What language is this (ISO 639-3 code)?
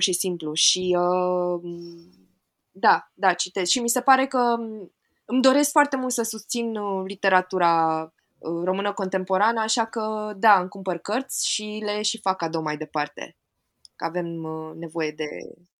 ron